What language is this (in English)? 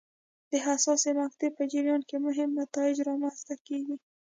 Pashto